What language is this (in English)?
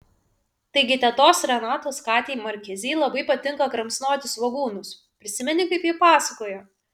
Lithuanian